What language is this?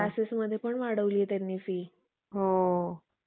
Marathi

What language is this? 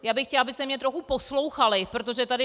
Czech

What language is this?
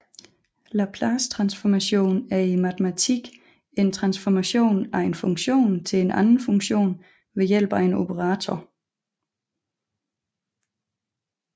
Danish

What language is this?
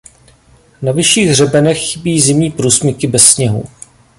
Czech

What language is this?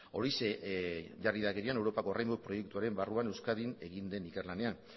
Basque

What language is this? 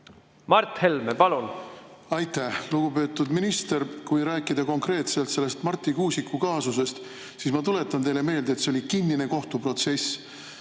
Estonian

